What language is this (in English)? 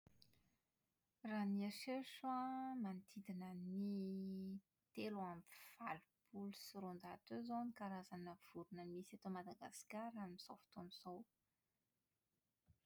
Malagasy